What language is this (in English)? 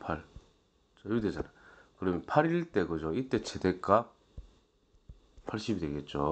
Korean